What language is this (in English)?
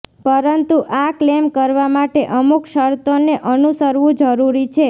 Gujarati